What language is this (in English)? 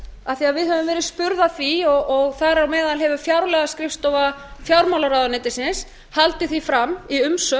Icelandic